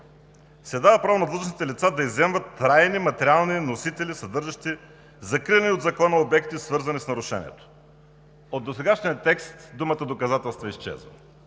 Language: Bulgarian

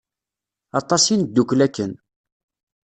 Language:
Kabyle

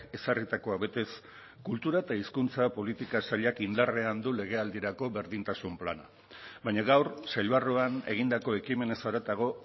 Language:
Basque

